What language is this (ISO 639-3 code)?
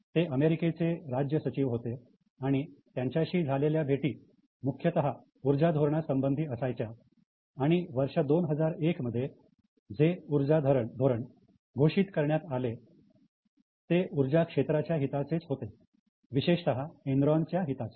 mar